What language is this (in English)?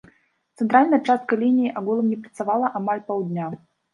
Belarusian